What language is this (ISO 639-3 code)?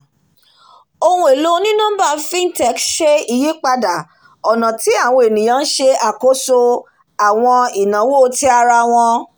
yor